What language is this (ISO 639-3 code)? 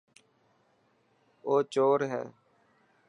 mki